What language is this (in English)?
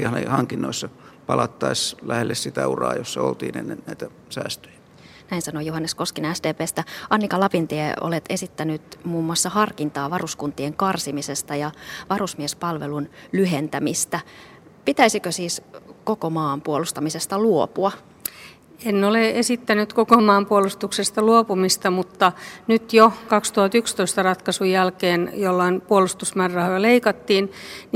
Finnish